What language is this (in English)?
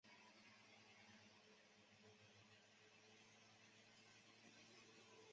Chinese